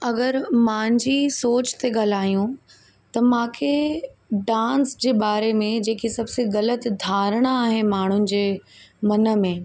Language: Sindhi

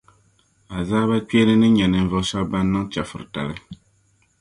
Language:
Dagbani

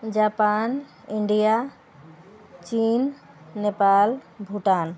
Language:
Maithili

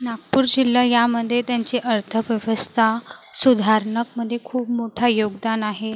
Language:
Marathi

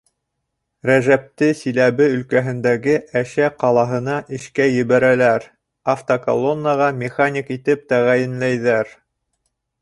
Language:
Bashkir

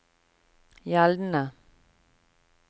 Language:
Norwegian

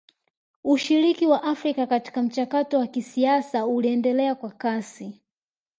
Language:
Swahili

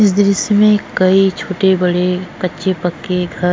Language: Hindi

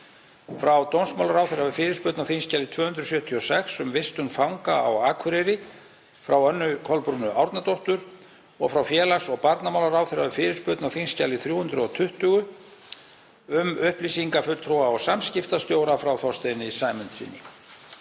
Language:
Icelandic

